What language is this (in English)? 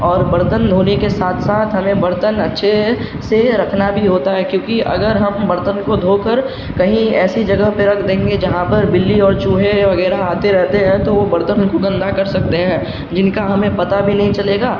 Urdu